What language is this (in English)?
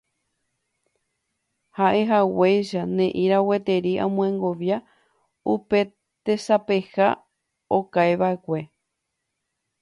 Guarani